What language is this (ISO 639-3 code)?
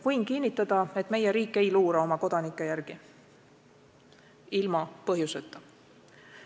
est